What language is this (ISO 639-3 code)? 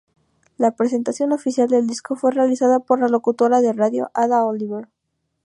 spa